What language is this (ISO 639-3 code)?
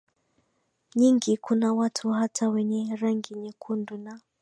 swa